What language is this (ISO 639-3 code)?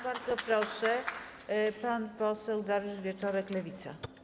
pol